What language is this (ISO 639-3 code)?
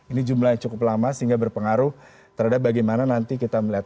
ind